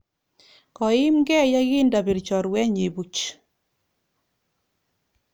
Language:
Kalenjin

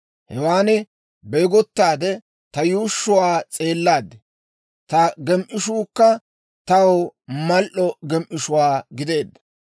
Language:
Dawro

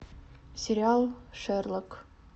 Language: Russian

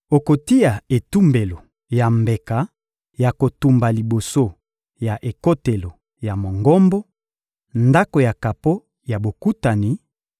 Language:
Lingala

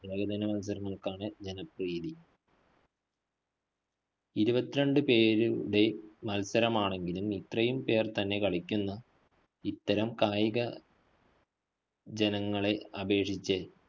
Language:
Malayalam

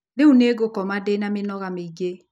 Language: Kikuyu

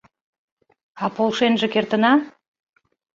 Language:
Mari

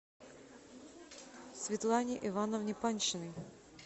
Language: Russian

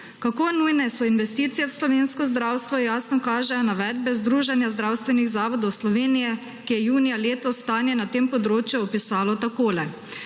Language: Slovenian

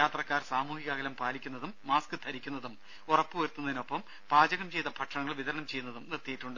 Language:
Malayalam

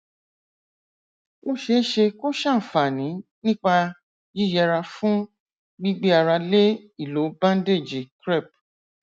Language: Yoruba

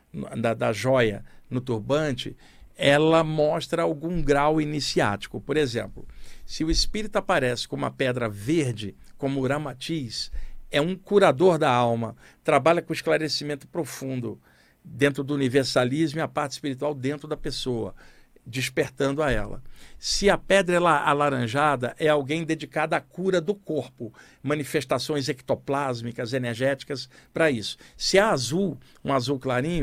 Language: Portuguese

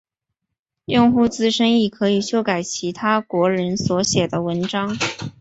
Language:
Chinese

